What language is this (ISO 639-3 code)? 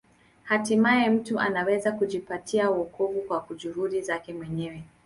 swa